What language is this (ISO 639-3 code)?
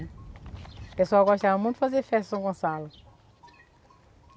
por